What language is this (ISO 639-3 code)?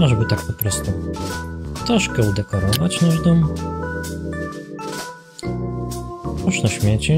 pol